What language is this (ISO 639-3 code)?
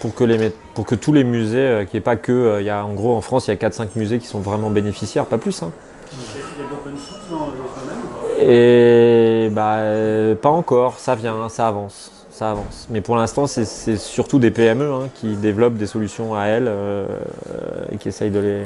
fra